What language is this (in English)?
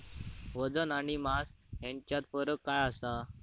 Marathi